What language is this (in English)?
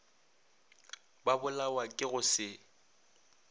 Northern Sotho